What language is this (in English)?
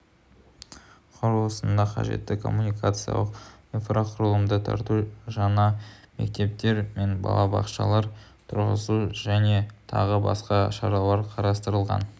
Kazakh